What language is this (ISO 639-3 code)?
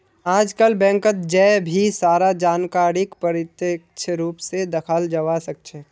mag